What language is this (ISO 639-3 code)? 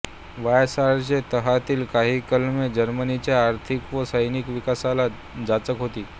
mar